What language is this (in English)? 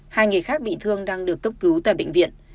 Vietnamese